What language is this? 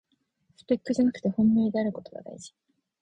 Japanese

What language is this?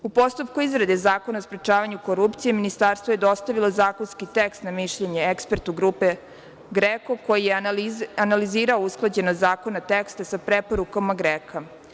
Serbian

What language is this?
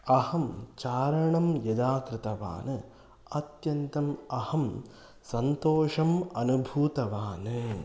Sanskrit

